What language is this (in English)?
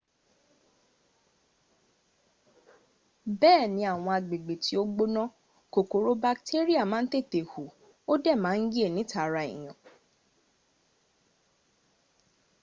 Yoruba